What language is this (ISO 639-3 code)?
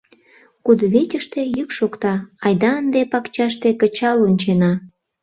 chm